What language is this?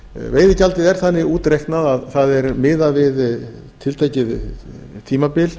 Icelandic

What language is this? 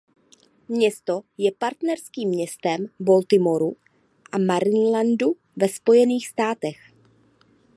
Czech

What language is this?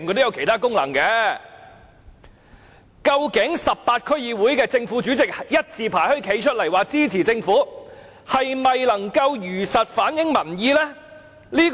Cantonese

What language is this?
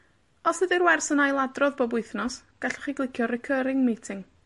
Welsh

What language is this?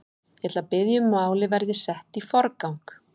Icelandic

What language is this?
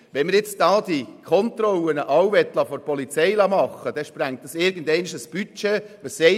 Swiss German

